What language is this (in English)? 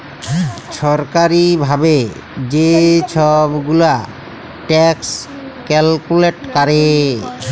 Bangla